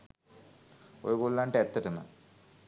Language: Sinhala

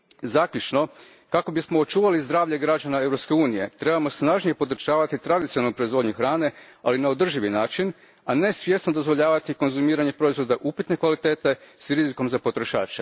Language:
Croatian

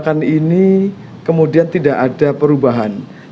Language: Indonesian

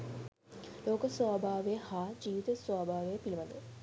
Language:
Sinhala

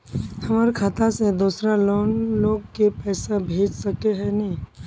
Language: Magahi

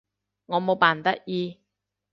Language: Cantonese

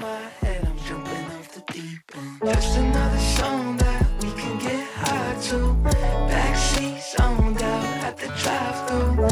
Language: Japanese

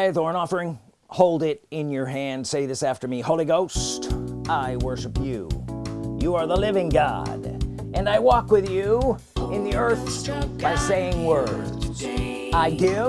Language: English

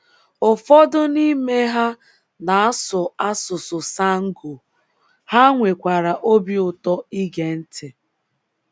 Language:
Igbo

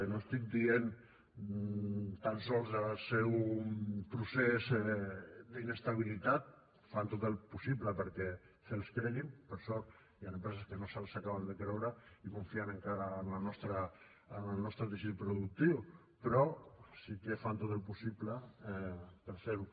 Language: Catalan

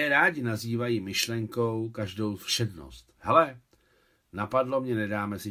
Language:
Czech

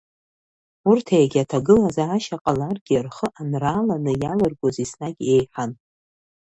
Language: Abkhazian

